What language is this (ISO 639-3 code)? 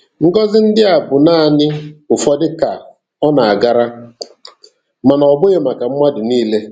ibo